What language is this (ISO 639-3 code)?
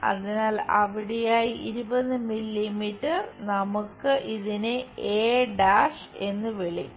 mal